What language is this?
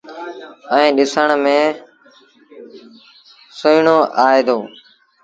Sindhi Bhil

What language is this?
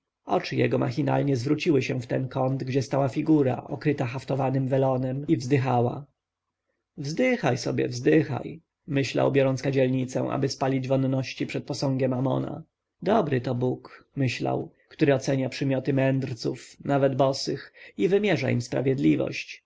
Polish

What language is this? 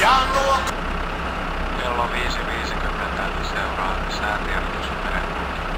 Finnish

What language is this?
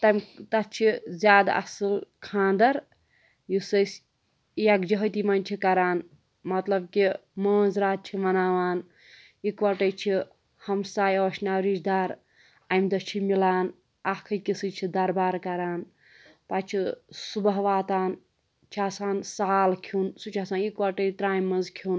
Kashmiri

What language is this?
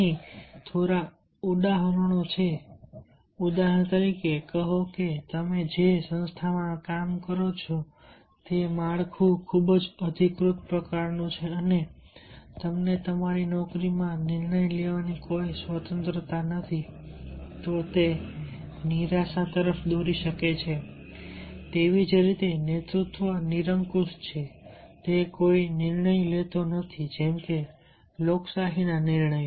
Gujarati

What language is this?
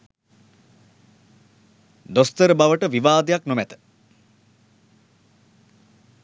Sinhala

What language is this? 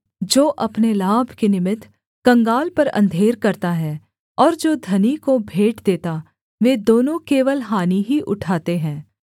Hindi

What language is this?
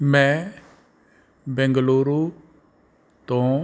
Punjabi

